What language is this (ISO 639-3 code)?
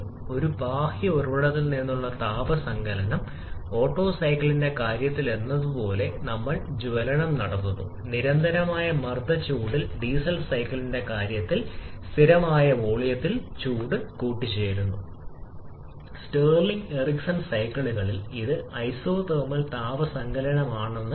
mal